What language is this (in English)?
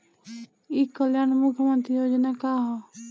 Bhojpuri